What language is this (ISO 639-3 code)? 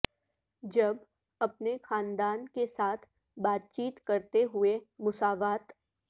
urd